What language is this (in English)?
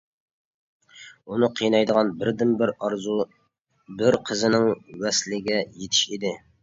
Uyghur